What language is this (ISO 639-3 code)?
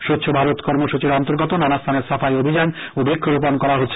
ben